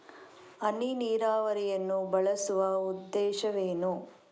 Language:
Kannada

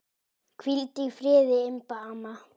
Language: Icelandic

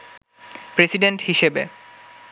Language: Bangla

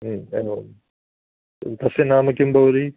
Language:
Sanskrit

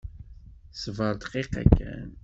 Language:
Kabyle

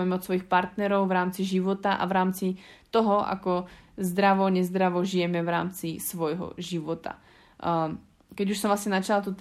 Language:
Slovak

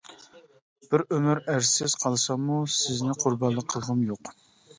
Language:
Uyghur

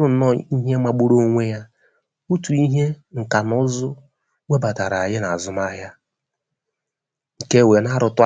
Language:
Igbo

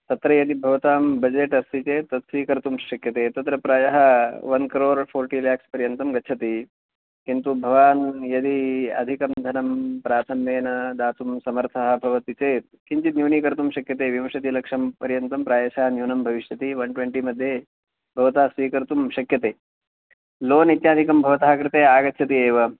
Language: Sanskrit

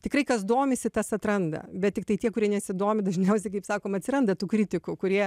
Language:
Lithuanian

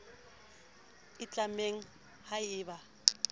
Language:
Southern Sotho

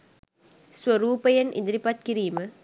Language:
Sinhala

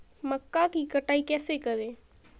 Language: Hindi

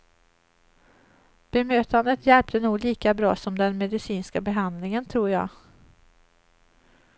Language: Swedish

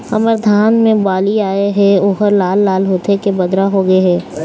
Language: Chhattisgarhi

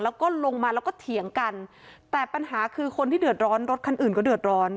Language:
Thai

